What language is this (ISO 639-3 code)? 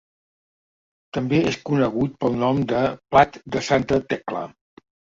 cat